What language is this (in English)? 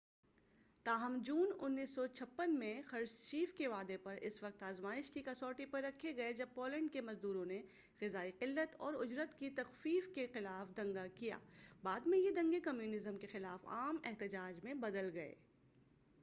Urdu